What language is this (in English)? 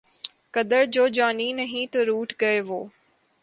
Urdu